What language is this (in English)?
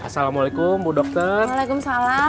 Indonesian